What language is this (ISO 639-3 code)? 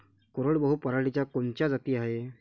mar